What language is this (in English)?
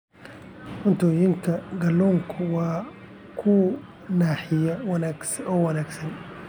Somali